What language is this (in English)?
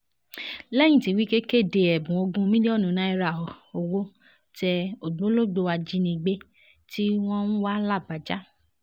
Yoruba